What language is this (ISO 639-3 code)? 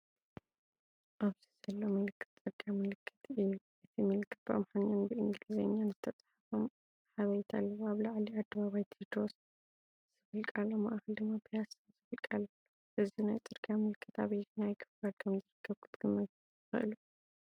tir